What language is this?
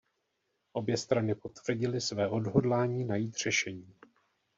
Czech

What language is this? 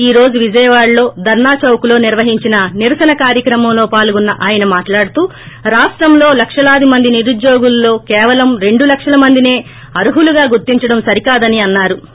Telugu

